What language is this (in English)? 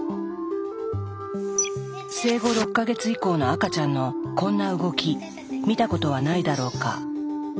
Japanese